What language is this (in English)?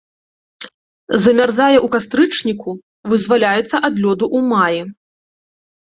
Belarusian